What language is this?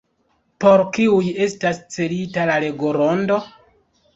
Esperanto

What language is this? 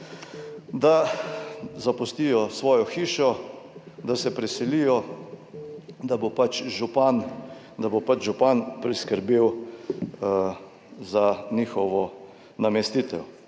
Slovenian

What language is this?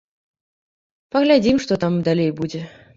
Belarusian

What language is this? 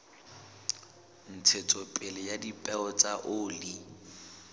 Southern Sotho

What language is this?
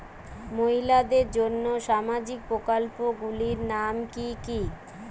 Bangla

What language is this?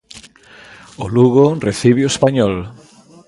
Galician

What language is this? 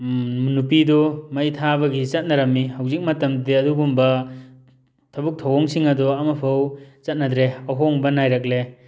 Manipuri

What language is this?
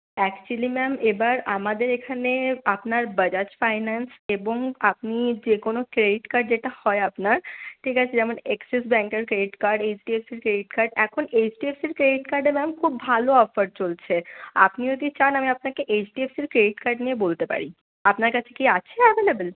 Bangla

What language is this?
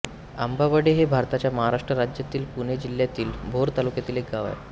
Marathi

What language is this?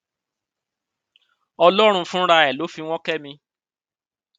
Yoruba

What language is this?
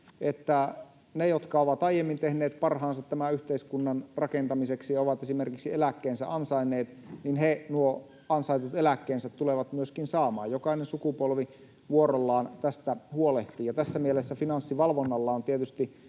Finnish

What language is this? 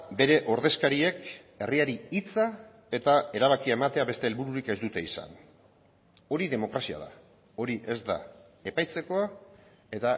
Basque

